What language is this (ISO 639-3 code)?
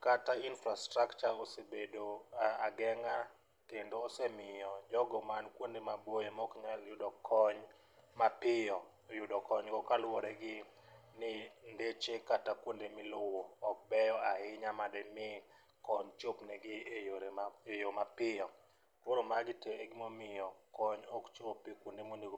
luo